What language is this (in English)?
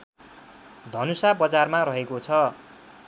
Nepali